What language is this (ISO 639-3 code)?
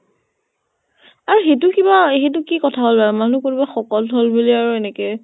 asm